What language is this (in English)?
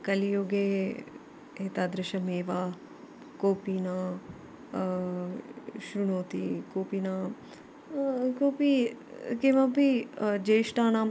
Sanskrit